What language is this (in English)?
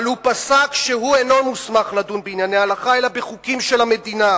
Hebrew